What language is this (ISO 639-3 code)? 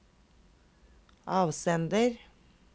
nor